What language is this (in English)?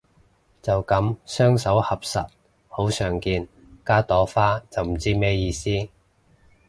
Cantonese